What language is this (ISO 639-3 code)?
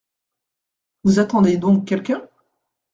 fra